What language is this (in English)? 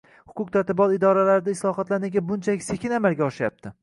Uzbek